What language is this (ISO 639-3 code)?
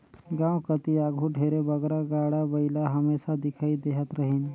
hne